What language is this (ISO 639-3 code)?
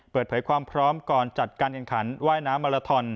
tha